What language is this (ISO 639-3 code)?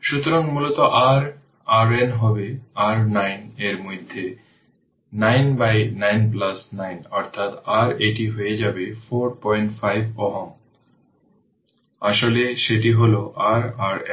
ben